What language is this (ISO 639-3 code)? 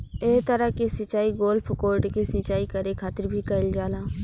bho